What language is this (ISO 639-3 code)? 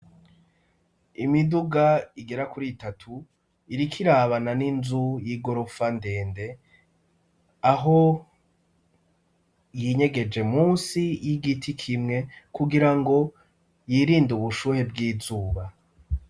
run